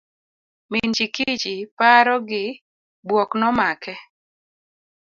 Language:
Luo (Kenya and Tanzania)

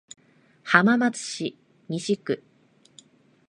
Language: Japanese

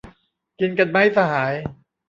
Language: Thai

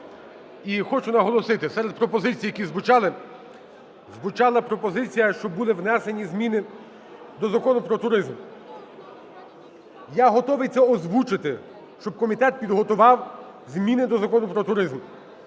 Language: Ukrainian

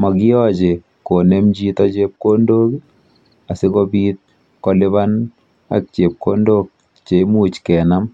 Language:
Kalenjin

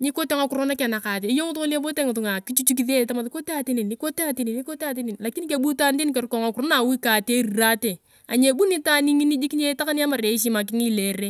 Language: Turkana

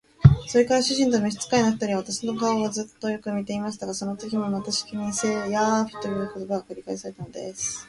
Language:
Japanese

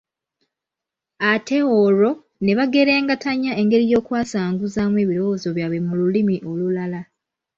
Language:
Ganda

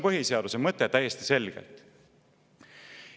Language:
Estonian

